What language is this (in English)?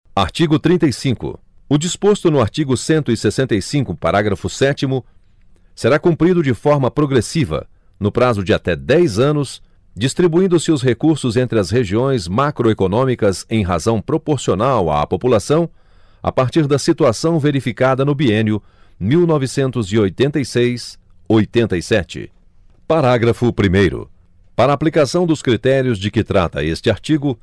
Portuguese